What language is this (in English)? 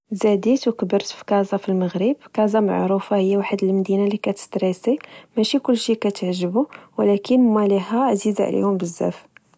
Moroccan Arabic